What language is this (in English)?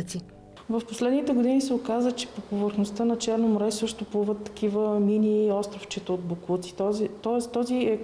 Polish